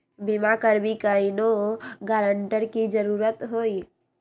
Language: Magahi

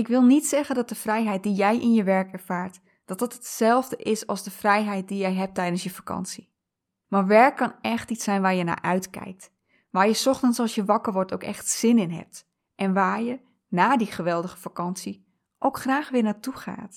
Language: Dutch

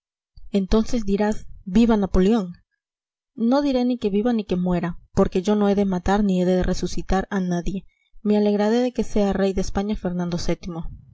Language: Spanish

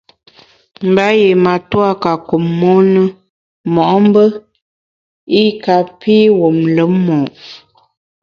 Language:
Bamun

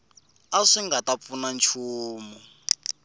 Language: Tsonga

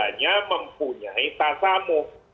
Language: Indonesian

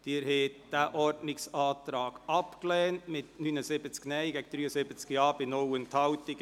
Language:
Swiss German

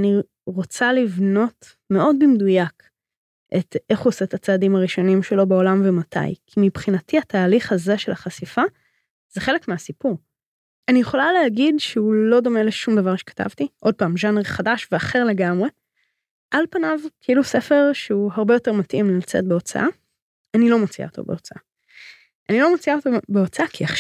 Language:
Hebrew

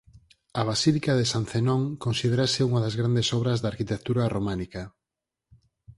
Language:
Galician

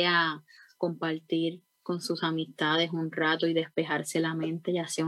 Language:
Spanish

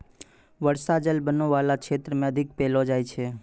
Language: Maithili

